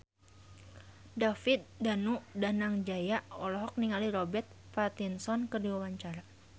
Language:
Sundanese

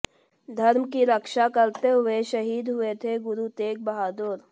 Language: Hindi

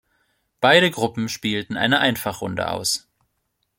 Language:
German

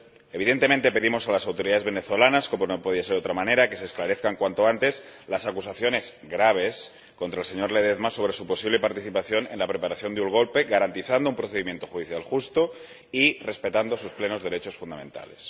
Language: Spanish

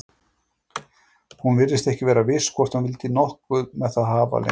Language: Icelandic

